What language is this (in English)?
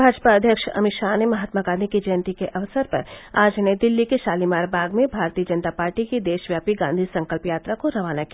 Hindi